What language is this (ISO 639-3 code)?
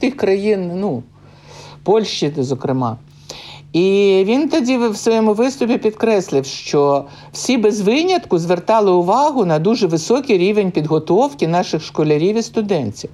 ukr